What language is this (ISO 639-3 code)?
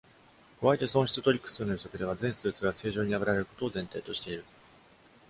jpn